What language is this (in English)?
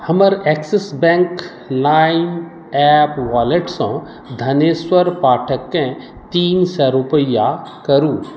Maithili